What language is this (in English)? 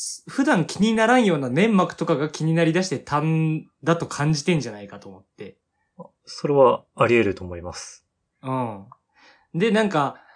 Japanese